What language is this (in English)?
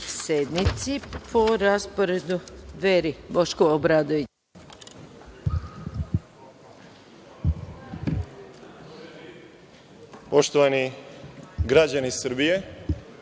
Serbian